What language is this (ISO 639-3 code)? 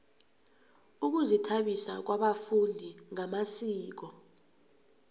nbl